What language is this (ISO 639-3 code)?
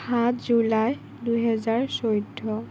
asm